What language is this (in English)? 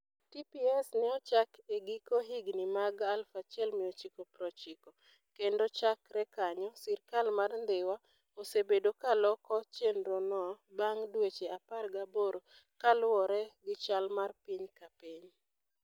Luo (Kenya and Tanzania)